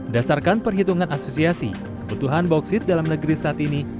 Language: Indonesian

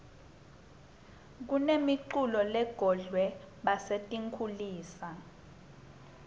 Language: Swati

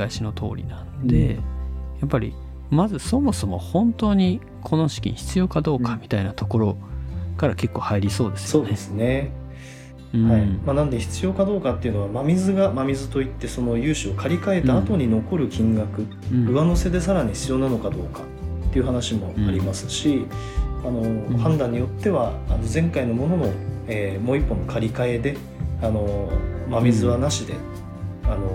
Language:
Japanese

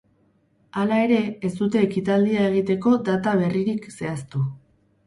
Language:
Basque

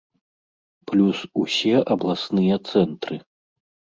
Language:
Belarusian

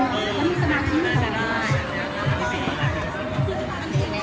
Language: Thai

